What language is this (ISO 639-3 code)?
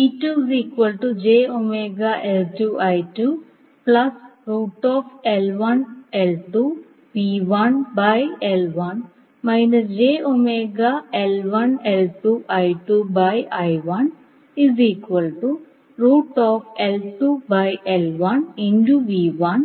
mal